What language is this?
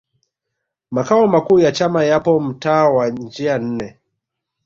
Swahili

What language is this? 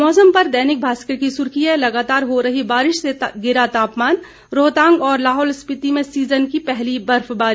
Hindi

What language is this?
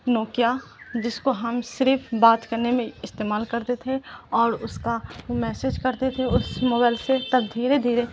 Urdu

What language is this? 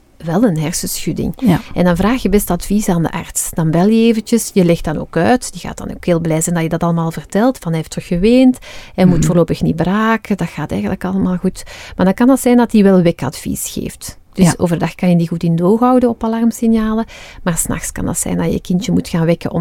Dutch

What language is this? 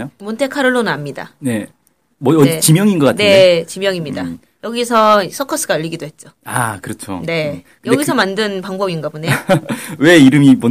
Korean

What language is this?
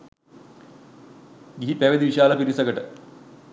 Sinhala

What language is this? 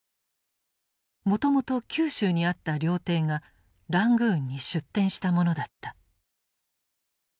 Japanese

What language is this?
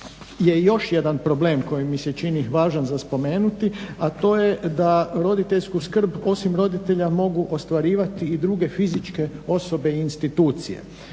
Croatian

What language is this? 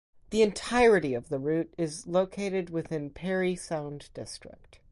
English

